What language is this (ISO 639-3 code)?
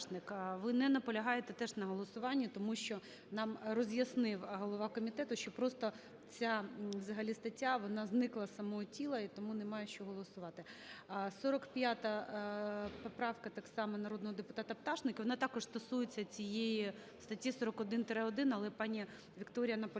ukr